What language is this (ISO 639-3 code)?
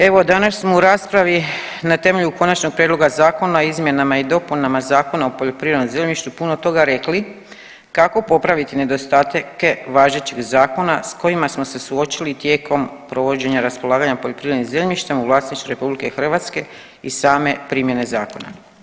hrv